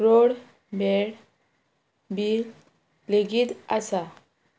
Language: Konkani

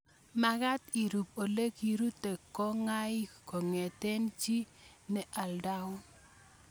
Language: Kalenjin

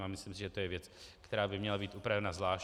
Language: Czech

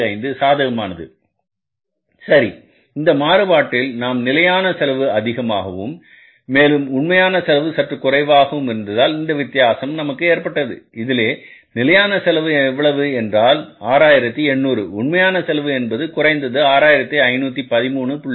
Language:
Tamil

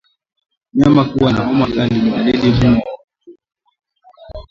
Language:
Swahili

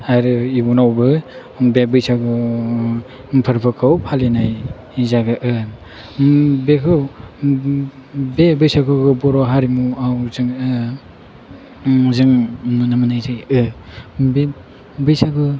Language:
Bodo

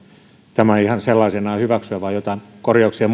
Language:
Finnish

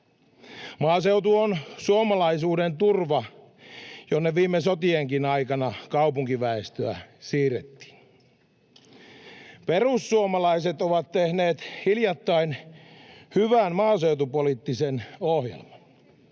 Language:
Finnish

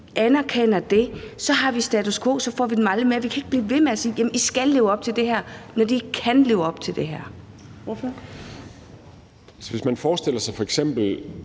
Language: Danish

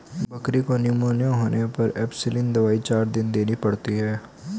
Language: Hindi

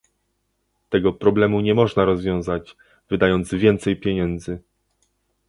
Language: Polish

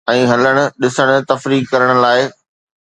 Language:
Sindhi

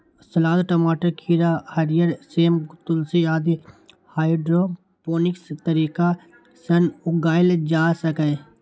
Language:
Maithili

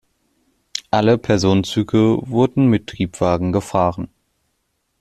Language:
German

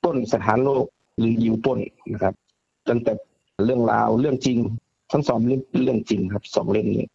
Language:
Thai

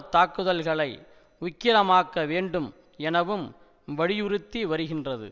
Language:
Tamil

